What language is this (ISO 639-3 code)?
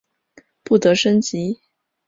zho